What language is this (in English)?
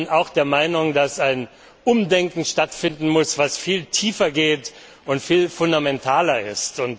German